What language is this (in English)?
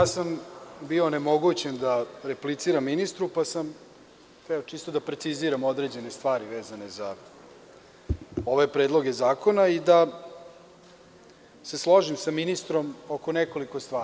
Serbian